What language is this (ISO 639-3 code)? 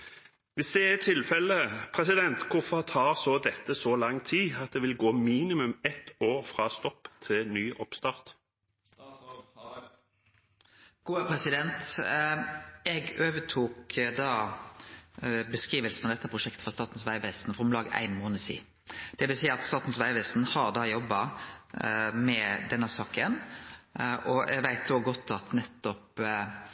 nor